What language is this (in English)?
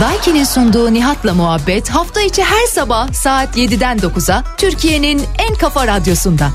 Turkish